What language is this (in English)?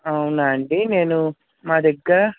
Telugu